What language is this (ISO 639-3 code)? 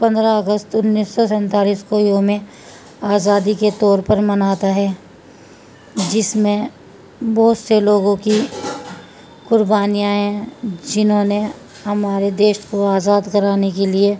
urd